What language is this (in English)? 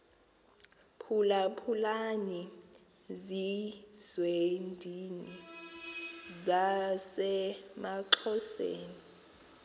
Xhosa